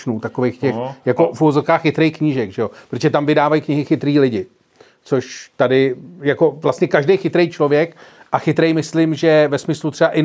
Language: Czech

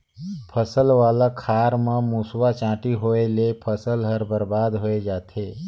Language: Chhattisgarhi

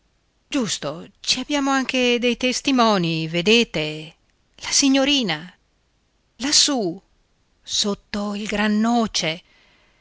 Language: Italian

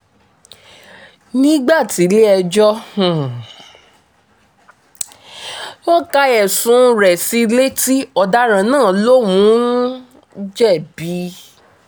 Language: Yoruba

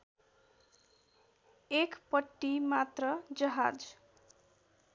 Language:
Nepali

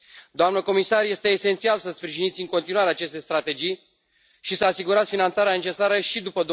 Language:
Romanian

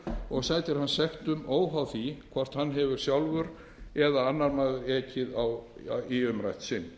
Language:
Icelandic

